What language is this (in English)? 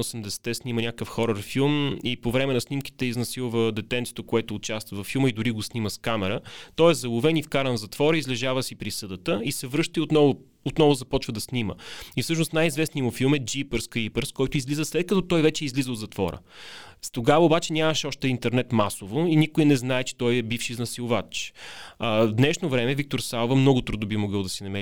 Bulgarian